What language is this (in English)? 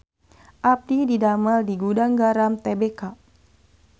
Sundanese